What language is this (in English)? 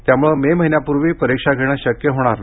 Marathi